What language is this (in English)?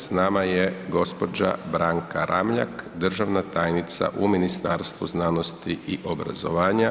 Croatian